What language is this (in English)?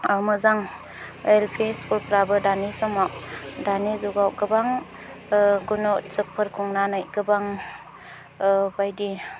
Bodo